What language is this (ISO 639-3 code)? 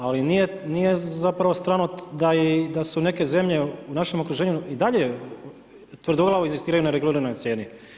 hrv